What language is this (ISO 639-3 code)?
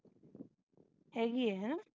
pan